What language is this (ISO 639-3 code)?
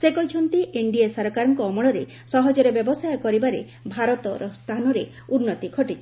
ori